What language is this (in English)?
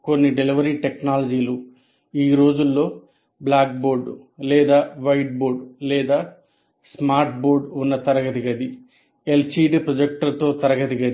Telugu